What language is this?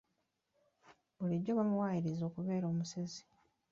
Ganda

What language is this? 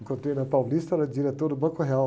Portuguese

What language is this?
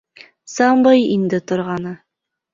Bashkir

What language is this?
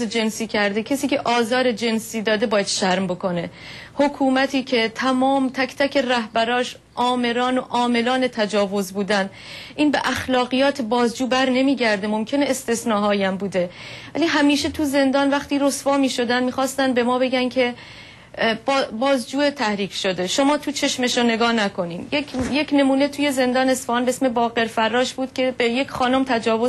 Persian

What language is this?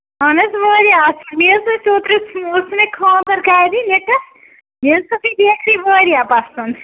Kashmiri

